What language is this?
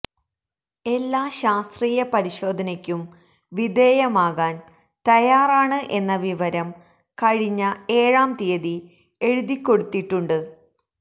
Malayalam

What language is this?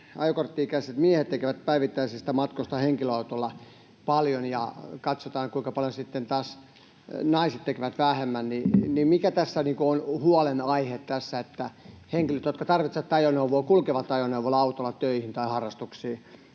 Finnish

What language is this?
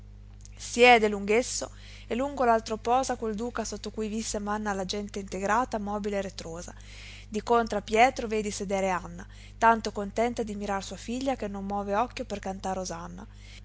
Italian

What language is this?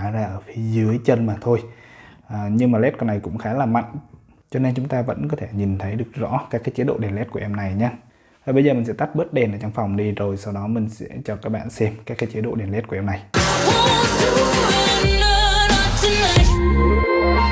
Vietnamese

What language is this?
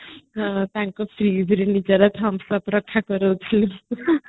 Odia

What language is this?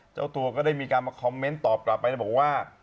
Thai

